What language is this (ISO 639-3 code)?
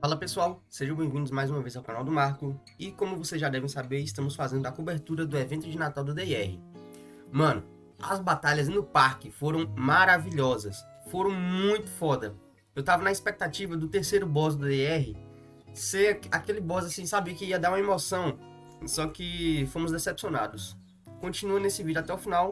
por